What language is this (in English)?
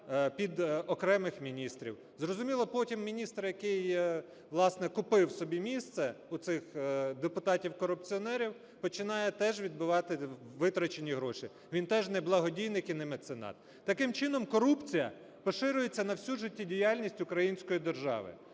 Ukrainian